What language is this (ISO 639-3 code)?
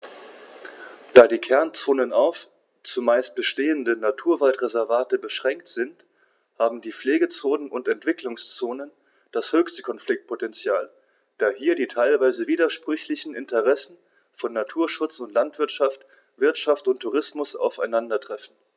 deu